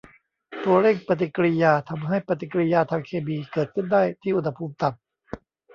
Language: Thai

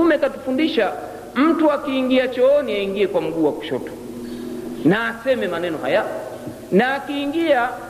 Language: Swahili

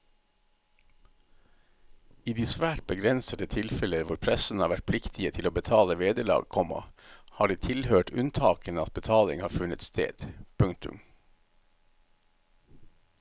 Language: Norwegian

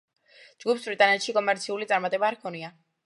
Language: Georgian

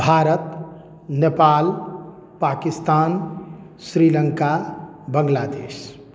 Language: Maithili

